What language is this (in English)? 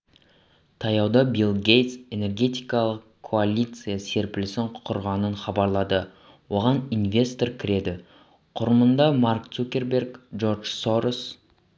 Kazakh